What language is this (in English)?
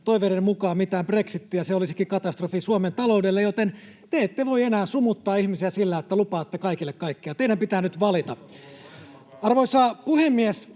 Finnish